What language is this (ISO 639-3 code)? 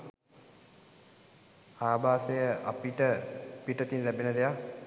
sin